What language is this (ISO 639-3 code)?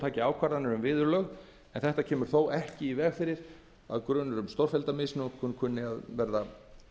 isl